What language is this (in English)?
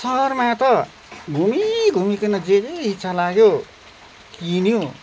Nepali